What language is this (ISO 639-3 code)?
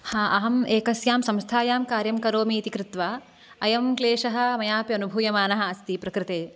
san